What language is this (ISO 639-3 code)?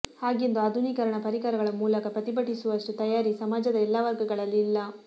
kan